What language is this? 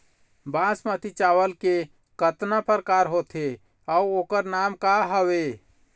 Chhattisgarhi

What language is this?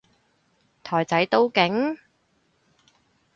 Cantonese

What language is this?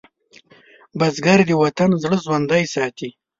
Pashto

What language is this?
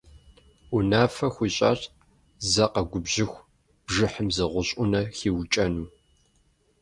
Kabardian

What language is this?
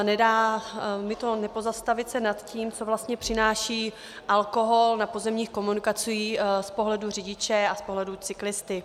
Czech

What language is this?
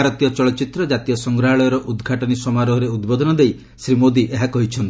Odia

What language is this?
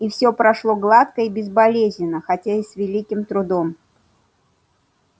Russian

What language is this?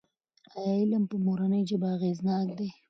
Pashto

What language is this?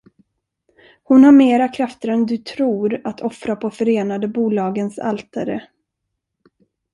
Swedish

